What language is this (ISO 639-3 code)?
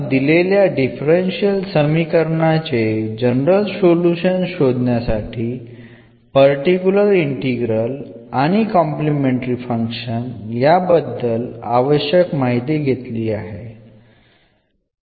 mal